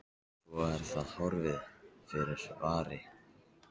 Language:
Icelandic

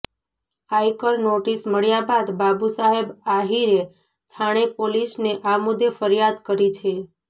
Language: Gujarati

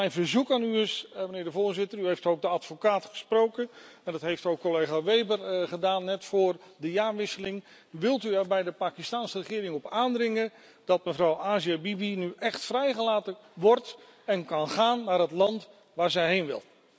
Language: Dutch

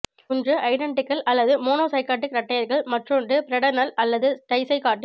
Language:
Tamil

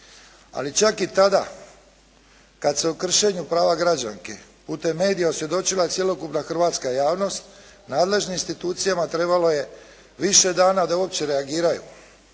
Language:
Croatian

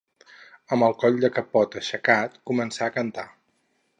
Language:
Catalan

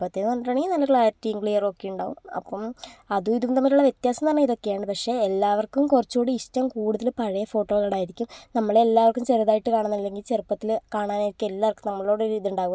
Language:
Malayalam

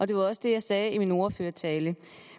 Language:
Danish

